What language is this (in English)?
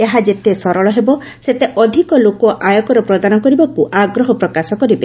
Odia